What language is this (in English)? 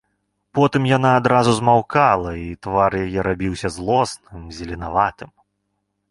Belarusian